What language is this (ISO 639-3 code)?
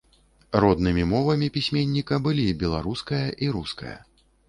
bel